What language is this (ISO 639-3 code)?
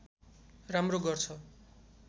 nep